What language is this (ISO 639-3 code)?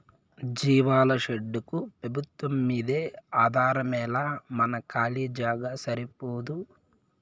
tel